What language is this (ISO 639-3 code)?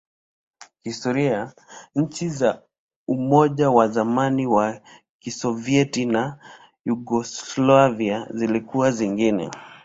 swa